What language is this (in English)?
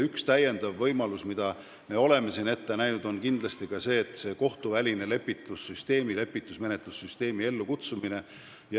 Estonian